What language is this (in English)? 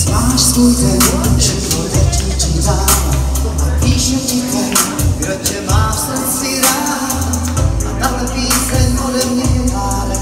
Romanian